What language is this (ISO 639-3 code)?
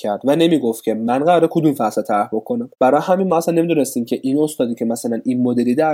fas